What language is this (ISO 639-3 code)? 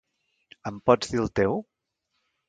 cat